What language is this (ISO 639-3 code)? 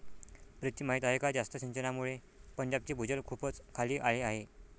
mar